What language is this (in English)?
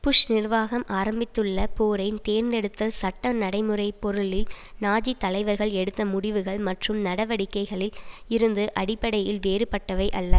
Tamil